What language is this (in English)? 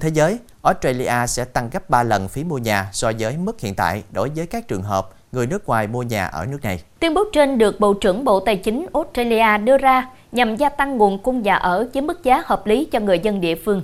Vietnamese